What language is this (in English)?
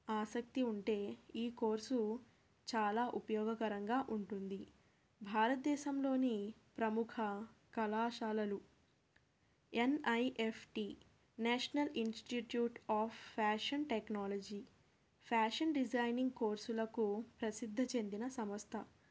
Telugu